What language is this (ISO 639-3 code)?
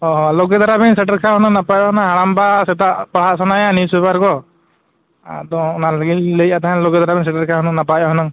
sat